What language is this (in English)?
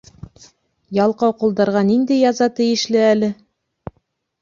Bashkir